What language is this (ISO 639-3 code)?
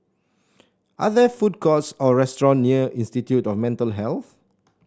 eng